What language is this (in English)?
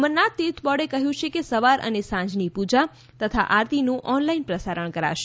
Gujarati